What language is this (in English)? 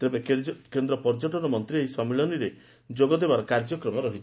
Odia